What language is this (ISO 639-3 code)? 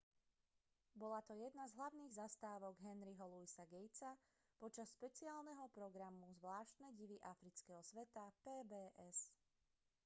slk